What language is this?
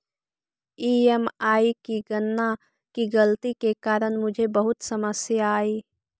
Magahi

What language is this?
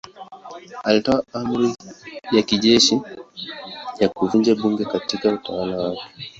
Swahili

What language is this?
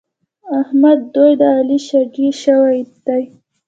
Pashto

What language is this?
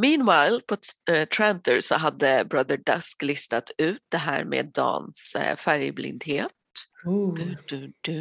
Swedish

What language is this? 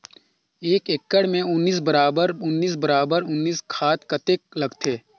Chhattisgarhi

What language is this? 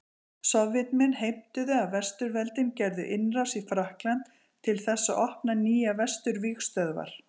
Icelandic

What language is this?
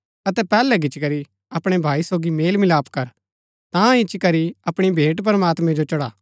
Gaddi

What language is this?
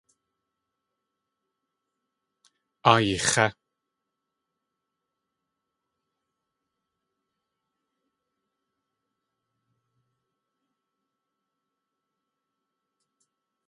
Tlingit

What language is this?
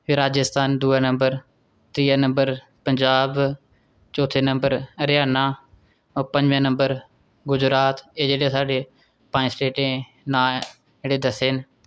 Dogri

